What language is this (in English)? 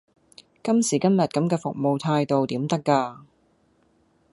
Cantonese